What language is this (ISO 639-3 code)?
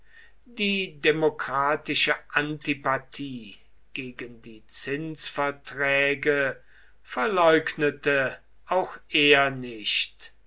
deu